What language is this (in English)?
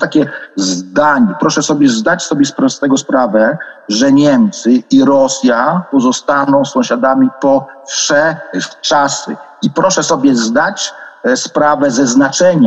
Polish